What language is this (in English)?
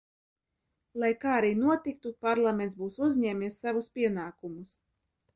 Latvian